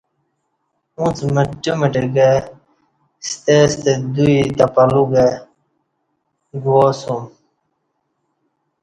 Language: Kati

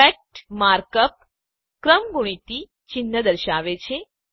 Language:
Gujarati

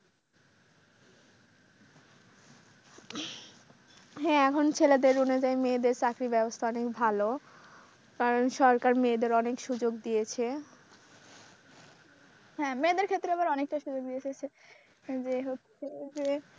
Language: Bangla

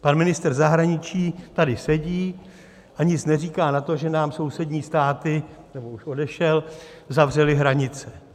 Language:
Czech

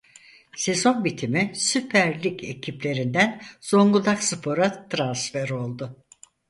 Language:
Turkish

